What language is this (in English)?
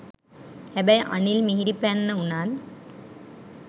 Sinhala